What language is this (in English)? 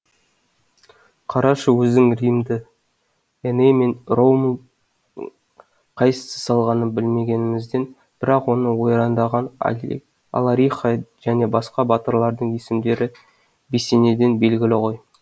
Kazakh